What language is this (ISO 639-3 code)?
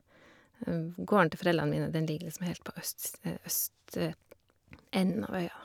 nor